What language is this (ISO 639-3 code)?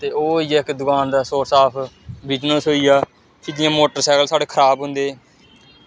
doi